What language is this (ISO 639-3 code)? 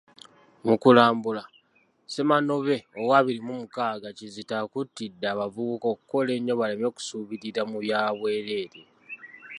lug